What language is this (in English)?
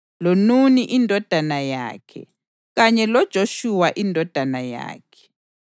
North Ndebele